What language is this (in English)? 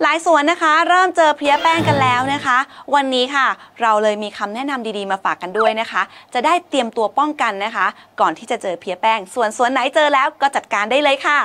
Thai